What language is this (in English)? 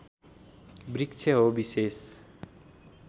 Nepali